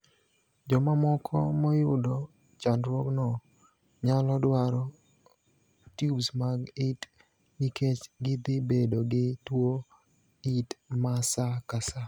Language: Luo (Kenya and Tanzania)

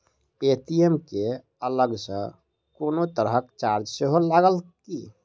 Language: Maithili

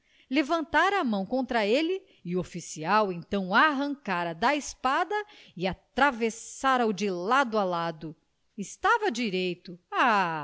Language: Portuguese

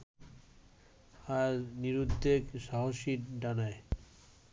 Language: Bangla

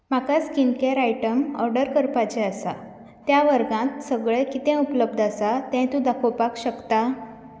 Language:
Konkani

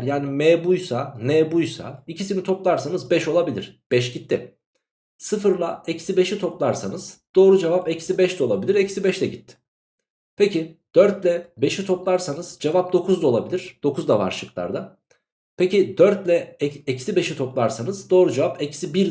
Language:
Turkish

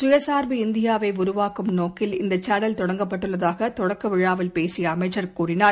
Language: Tamil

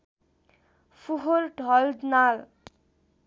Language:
Nepali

